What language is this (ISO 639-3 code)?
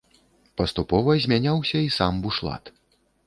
bel